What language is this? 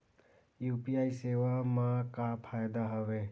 Chhattisgarhi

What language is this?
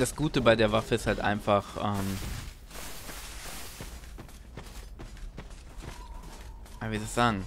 German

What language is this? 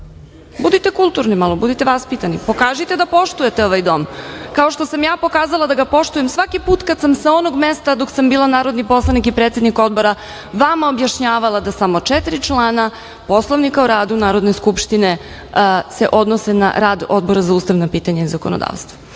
Serbian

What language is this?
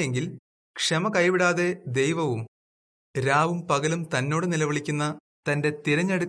Malayalam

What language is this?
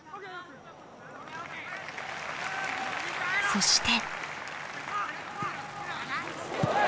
Japanese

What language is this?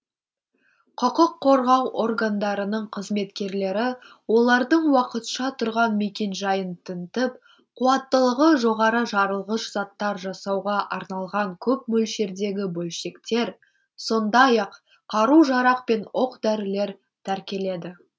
Kazakh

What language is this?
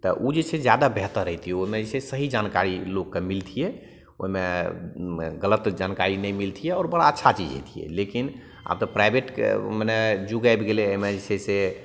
Maithili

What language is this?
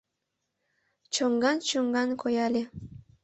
Mari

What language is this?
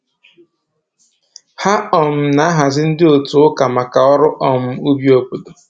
Igbo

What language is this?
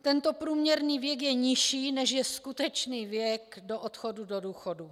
Czech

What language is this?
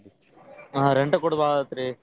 Kannada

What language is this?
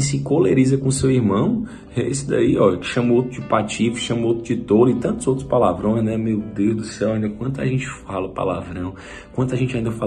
Portuguese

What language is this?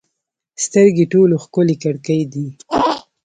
Pashto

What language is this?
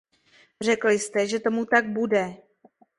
Czech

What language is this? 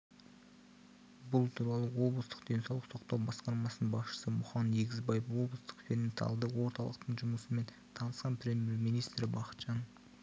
Kazakh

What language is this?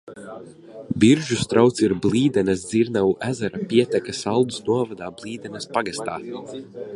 Latvian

